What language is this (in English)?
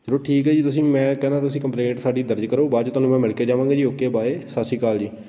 Punjabi